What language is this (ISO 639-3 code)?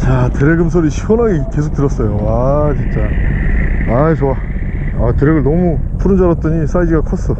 kor